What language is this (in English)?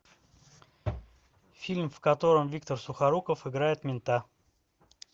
Russian